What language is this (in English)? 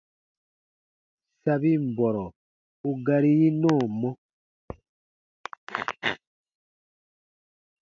Baatonum